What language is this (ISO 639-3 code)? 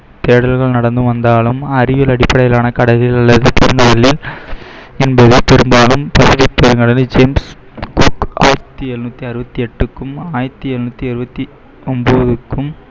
tam